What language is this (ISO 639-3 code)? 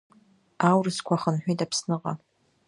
abk